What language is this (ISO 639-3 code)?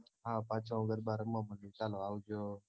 guj